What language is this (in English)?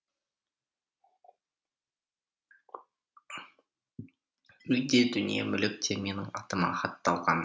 Kazakh